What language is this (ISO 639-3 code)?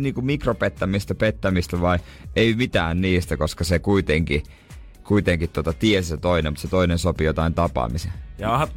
fin